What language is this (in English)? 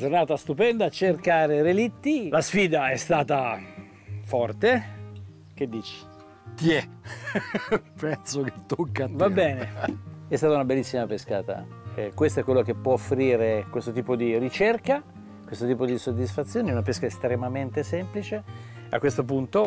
Italian